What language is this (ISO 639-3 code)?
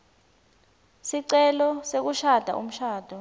ssw